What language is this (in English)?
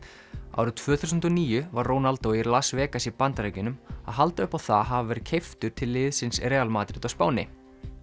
Icelandic